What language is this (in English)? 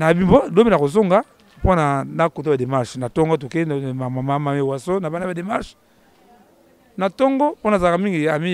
French